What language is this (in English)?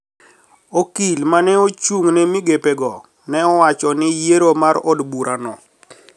Luo (Kenya and Tanzania)